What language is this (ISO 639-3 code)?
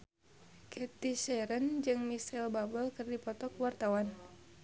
sun